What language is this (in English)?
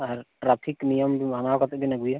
Santali